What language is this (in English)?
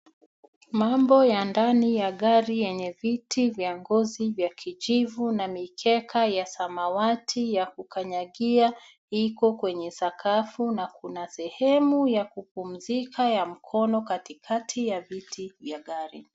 Swahili